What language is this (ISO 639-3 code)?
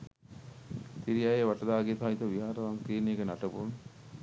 sin